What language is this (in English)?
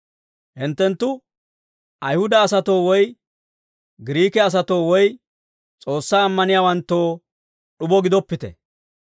Dawro